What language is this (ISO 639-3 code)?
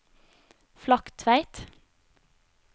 nor